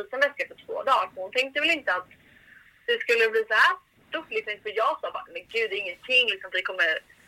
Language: Swedish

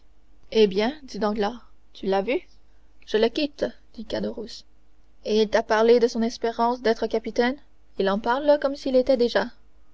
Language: French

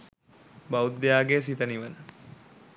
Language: Sinhala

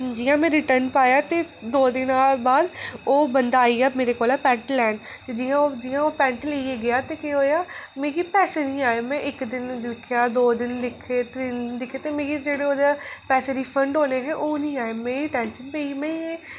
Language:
Dogri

